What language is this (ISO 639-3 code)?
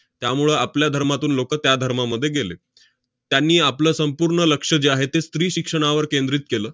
mar